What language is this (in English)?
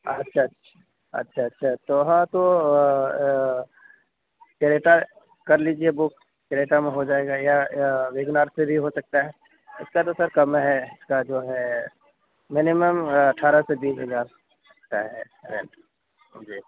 Urdu